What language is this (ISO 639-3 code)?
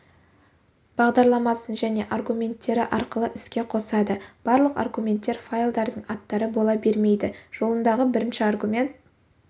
kaz